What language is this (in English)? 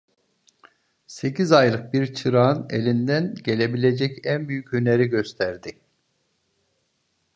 Turkish